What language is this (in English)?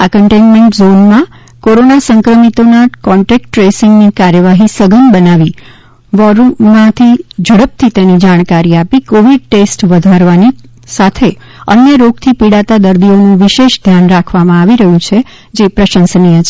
Gujarati